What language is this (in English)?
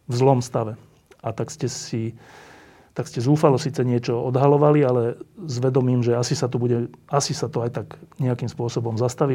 Slovak